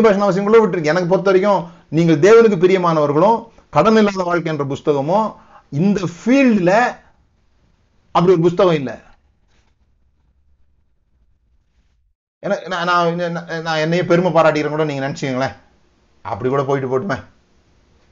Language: Tamil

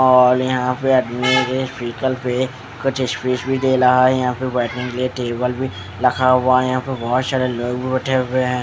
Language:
Hindi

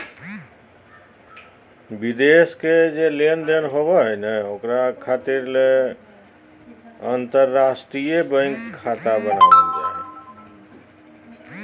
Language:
Magahi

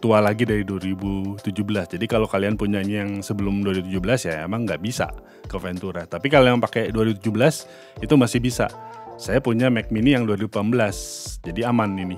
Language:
Indonesian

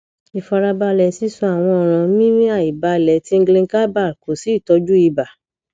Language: Yoruba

